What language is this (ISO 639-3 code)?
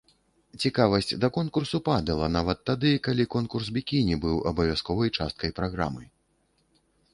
bel